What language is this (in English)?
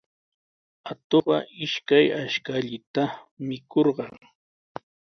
Sihuas Ancash Quechua